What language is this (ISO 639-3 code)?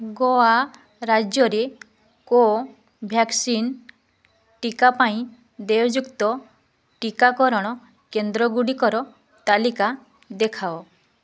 ori